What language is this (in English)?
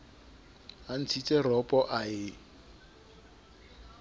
Southern Sotho